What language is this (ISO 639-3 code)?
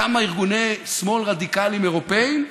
heb